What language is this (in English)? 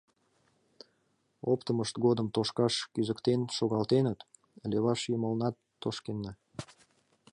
Mari